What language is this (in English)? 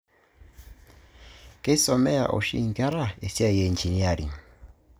Masai